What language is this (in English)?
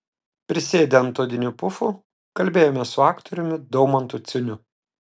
Lithuanian